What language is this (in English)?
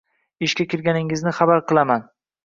Uzbek